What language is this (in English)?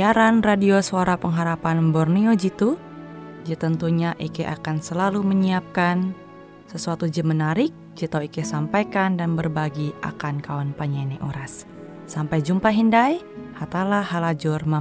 Indonesian